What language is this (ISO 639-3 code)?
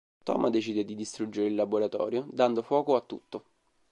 ita